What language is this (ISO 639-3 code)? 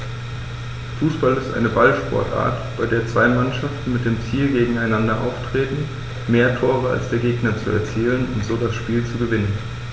deu